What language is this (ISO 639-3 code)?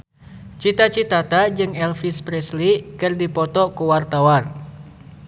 sun